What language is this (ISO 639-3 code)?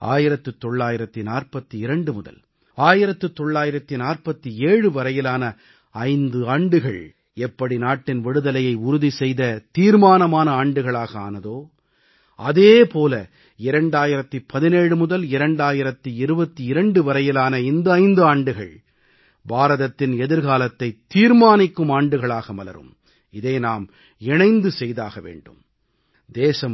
tam